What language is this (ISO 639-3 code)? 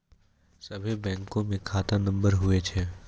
mai